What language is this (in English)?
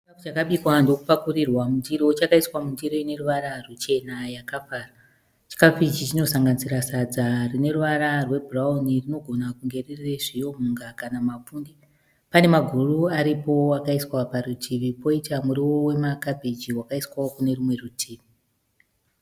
Shona